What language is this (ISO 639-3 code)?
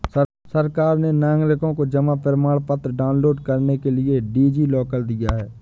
hin